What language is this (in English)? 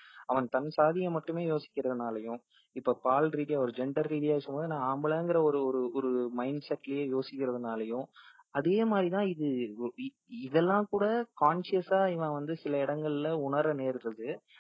Tamil